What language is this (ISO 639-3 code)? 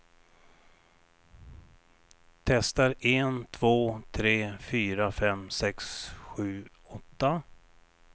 swe